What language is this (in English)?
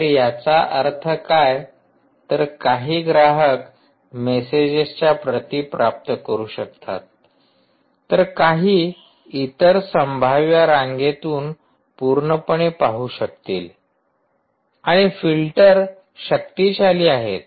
Marathi